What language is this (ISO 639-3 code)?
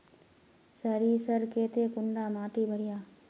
mag